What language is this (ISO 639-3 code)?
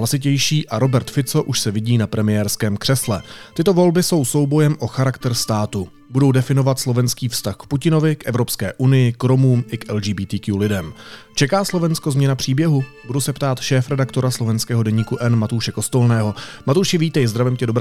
ces